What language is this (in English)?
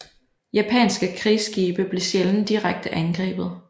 Danish